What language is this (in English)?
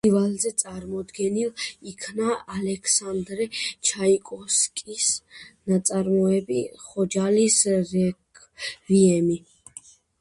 Georgian